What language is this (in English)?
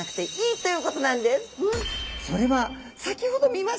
Japanese